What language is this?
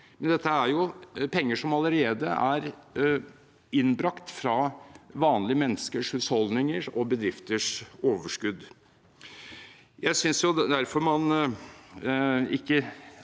Norwegian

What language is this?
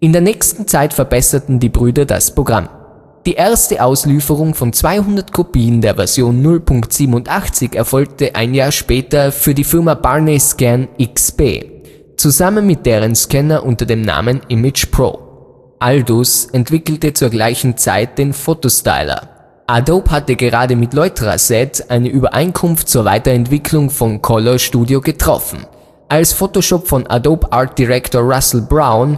German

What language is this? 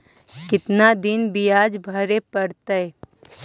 Magahi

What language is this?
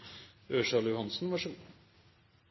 Norwegian Bokmål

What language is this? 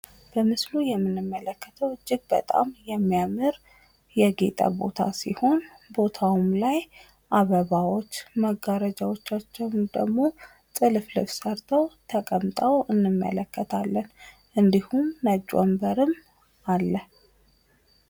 Amharic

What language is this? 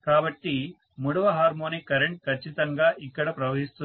Telugu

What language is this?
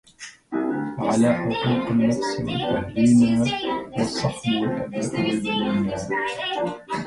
Arabic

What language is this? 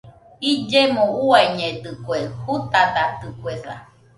Nüpode Huitoto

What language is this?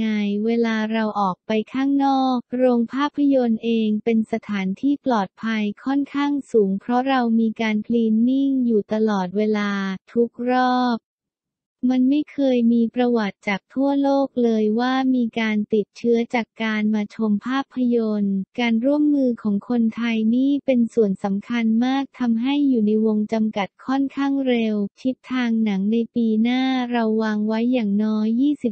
Thai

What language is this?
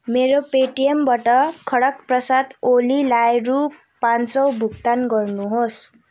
Nepali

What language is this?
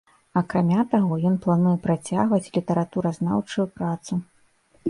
Belarusian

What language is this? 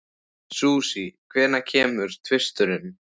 Icelandic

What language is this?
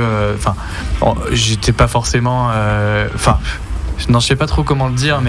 French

